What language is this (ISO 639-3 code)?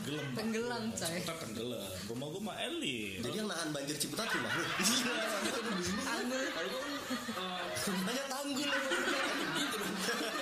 ind